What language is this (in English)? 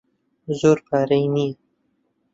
Central Kurdish